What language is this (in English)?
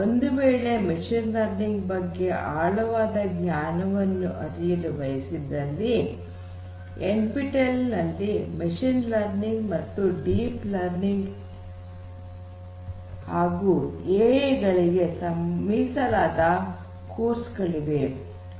Kannada